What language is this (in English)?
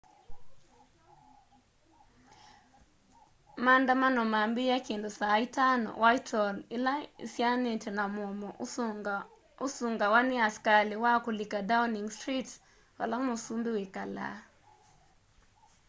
Kamba